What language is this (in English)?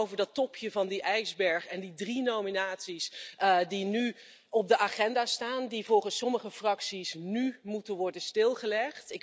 Dutch